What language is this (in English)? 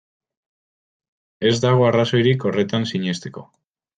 Basque